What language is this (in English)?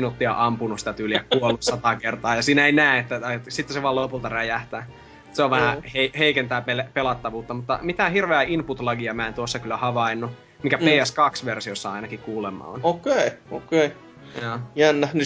Finnish